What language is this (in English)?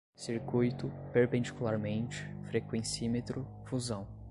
Portuguese